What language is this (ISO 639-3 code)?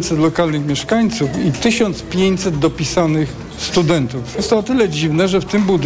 pol